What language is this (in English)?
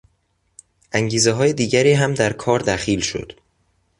Persian